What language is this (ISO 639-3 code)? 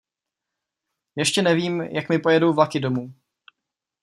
ces